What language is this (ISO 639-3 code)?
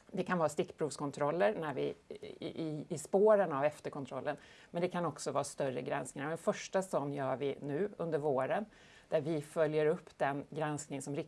swe